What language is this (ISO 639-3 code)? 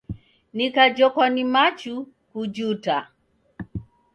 dav